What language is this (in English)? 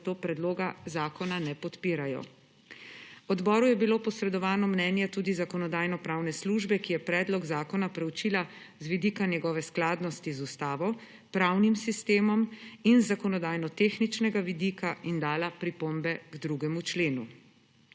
Slovenian